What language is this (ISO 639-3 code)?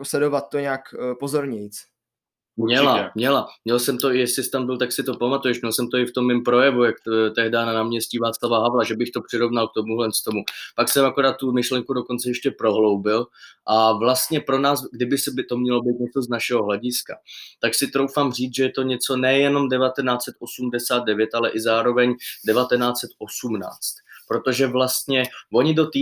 ces